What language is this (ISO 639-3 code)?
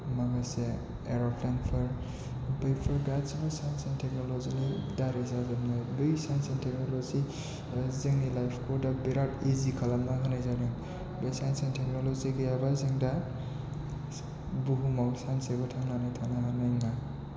brx